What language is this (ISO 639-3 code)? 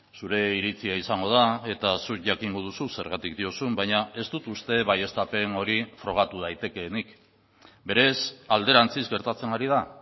eus